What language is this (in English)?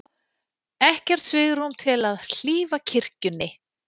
Icelandic